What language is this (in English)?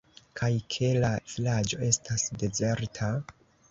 Esperanto